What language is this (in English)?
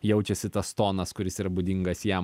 Lithuanian